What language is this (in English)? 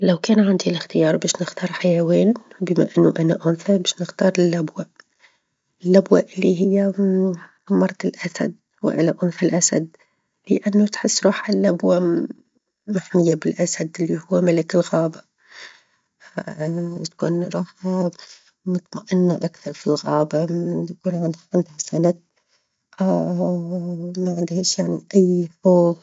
Tunisian Arabic